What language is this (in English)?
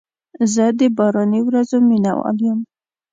Pashto